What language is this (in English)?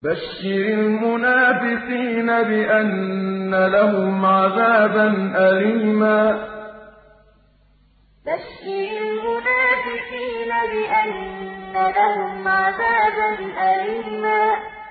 Arabic